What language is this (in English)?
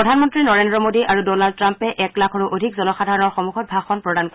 Assamese